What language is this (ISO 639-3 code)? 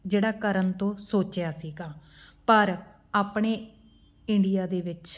pan